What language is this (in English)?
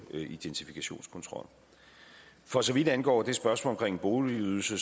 Danish